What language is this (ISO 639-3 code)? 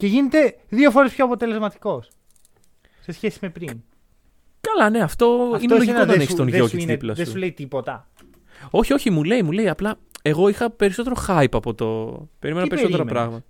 ell